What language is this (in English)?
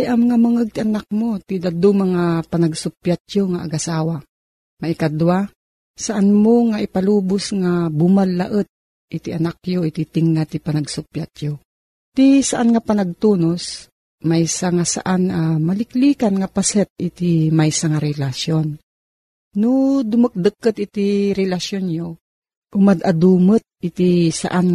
Filipino